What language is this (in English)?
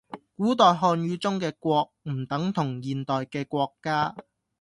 Cantonese